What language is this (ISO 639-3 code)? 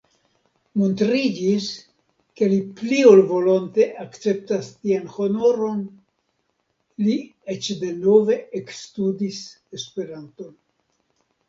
epo